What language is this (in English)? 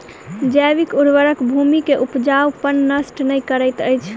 Maithili